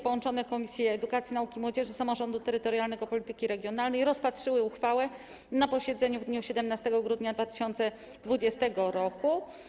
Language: Polish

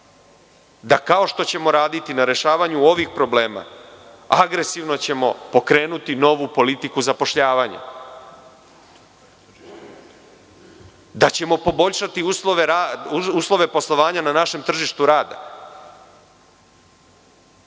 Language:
Serbian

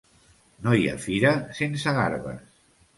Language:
Catalan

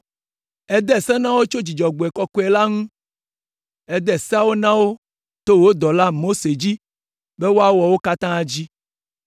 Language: Ewe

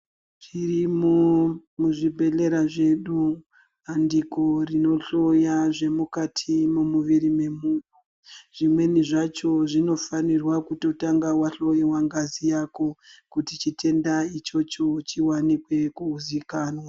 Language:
Ndau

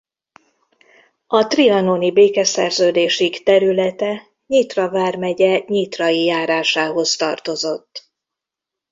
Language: Hungarian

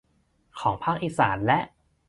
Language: Thai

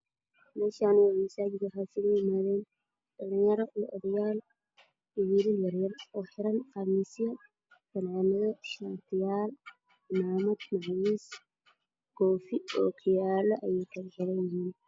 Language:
Somali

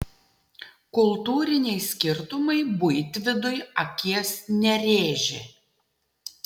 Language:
Lithuanian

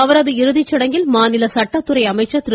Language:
Tamil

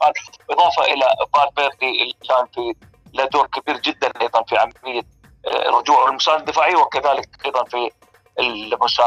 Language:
Arabic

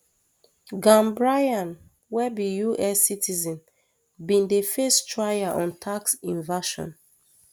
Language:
Nigerian Pidgin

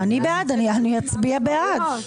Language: Hebrew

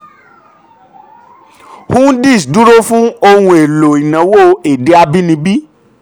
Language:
Yoruba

